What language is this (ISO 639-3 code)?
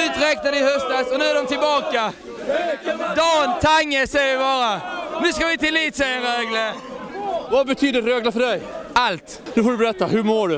swe